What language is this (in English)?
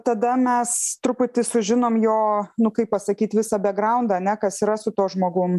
Lithuanian